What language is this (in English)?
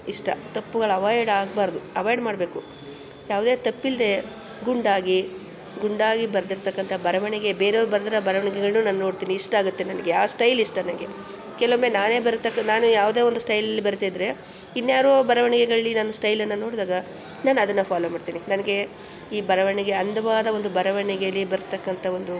Kannada